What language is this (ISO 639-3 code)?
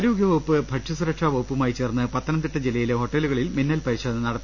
mal